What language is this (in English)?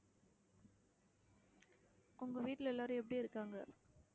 Tamil